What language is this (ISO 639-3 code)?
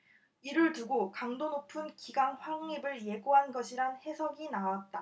kor